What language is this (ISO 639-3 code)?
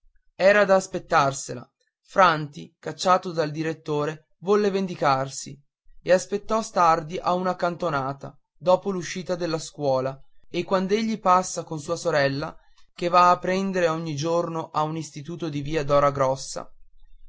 ita